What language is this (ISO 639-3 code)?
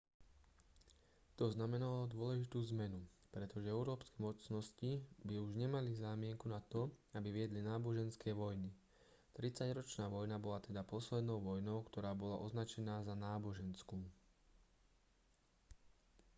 slk